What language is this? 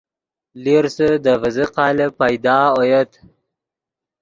Yidgha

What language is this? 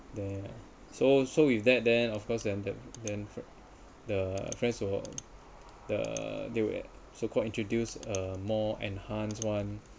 English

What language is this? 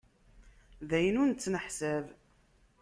Kabyle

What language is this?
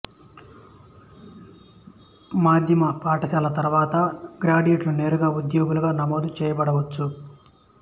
Telugu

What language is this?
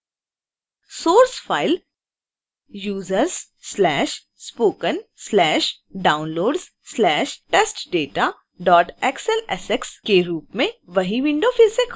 Hindi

